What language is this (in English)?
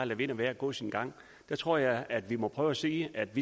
Danish